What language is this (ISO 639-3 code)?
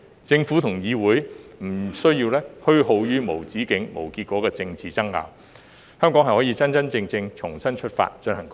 yue